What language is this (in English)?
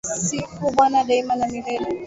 Swahili